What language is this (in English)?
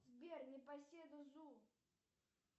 Russian